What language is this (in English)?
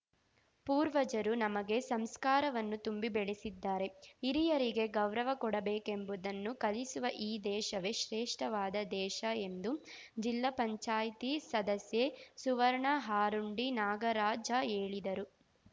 Kannada